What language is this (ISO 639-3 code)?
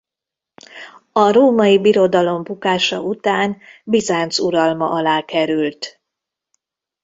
hun